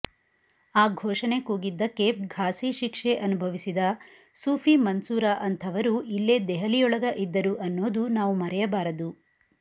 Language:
Kannada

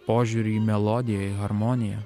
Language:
Lithuanian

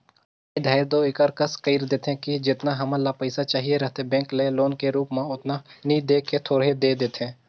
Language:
Chhattisgarhi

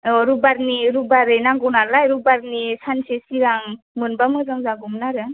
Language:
Bodo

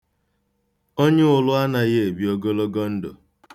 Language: Igbo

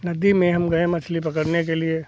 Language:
Hindi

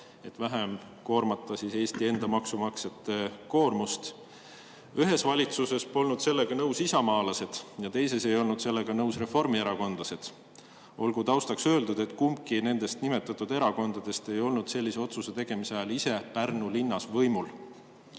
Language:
Estonian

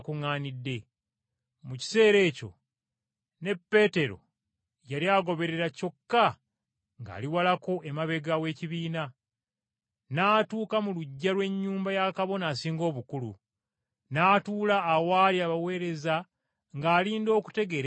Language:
Ganda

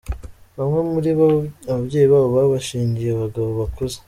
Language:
Kinyarwanda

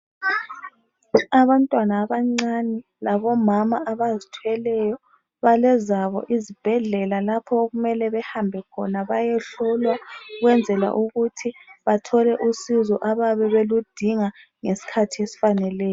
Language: North Ndebele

